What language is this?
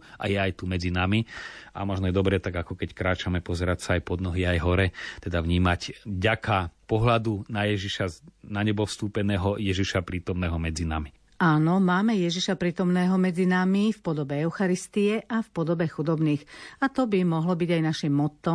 Slovak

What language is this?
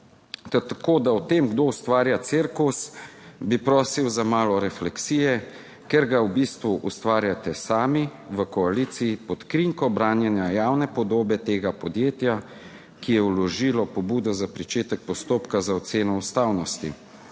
Slovenian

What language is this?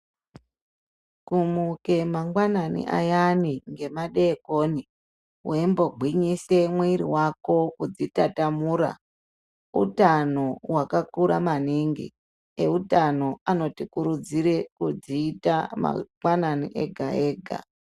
Ndau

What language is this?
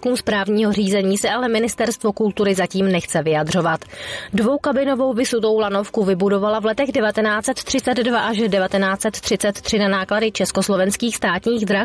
Czech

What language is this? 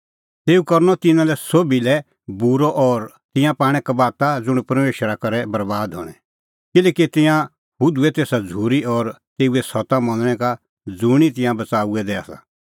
Kullu Pahari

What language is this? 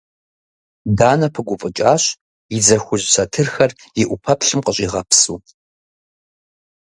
Kabardian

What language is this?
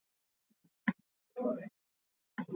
Swahili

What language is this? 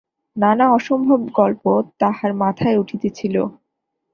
Bangla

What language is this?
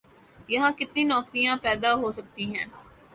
Urdu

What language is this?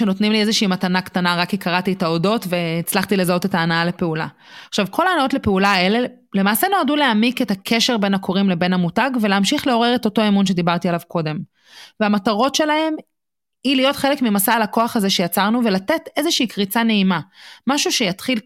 Hebrew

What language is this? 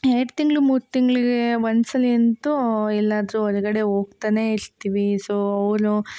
Kannada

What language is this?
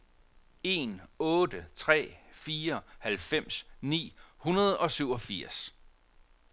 Danish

